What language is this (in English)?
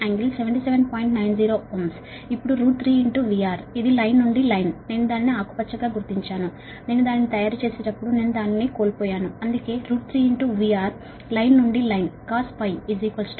Telugu